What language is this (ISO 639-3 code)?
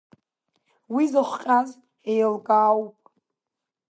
abk